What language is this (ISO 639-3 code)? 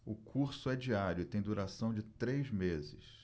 por